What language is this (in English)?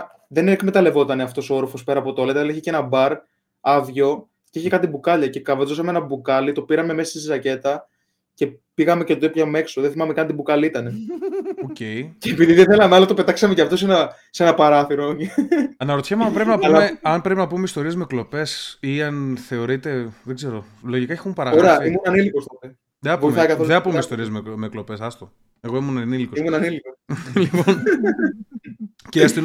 Greek